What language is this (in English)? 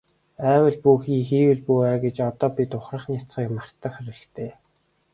Mongolian